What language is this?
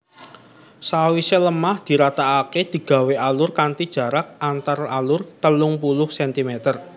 Javanese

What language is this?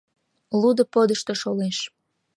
Mari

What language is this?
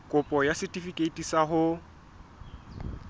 Southern Sotho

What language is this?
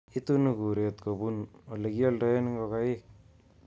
Kalenjin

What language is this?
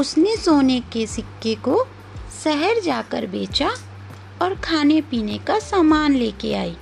Hindi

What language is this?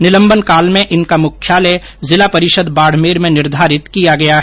Hindi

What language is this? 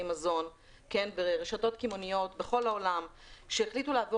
Hebrew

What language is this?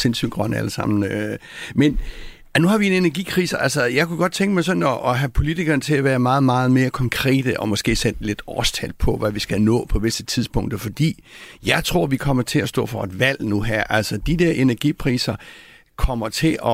Danish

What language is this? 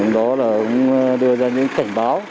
Vietnamese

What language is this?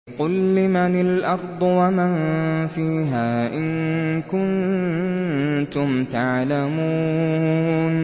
Arabic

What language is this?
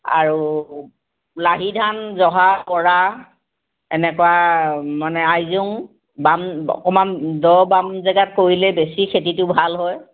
Assamese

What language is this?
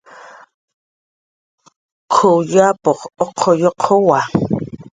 Jaqaru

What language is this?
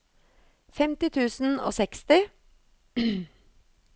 Norwegian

